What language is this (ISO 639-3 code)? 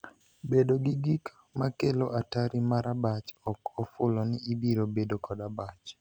luo